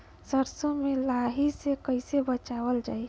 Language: Bhojpuri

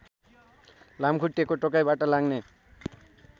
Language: Nepali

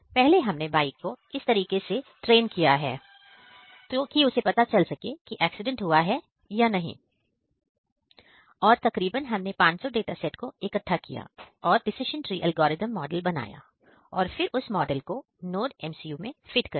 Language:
Hindi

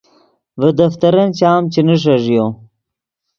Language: Yidgha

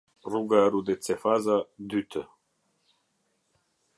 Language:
Albanian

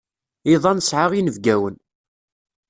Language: Kabyle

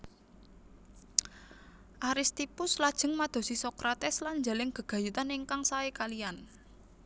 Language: Javanese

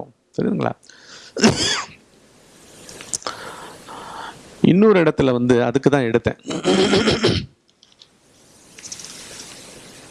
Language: Tamil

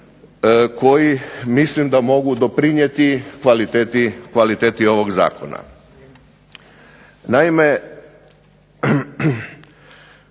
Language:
Croatian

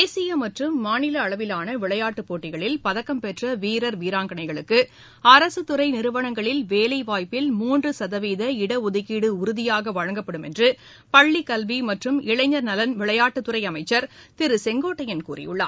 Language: Tamil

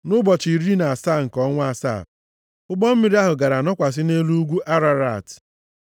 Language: Igbo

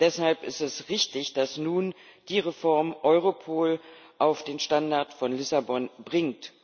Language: German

